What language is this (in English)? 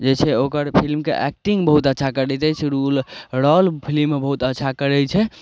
Maithili